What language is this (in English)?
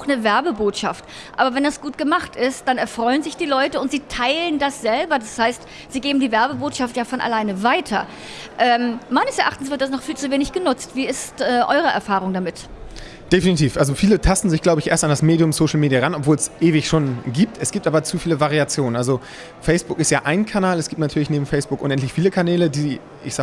German